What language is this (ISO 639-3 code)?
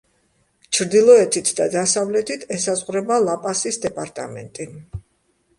kat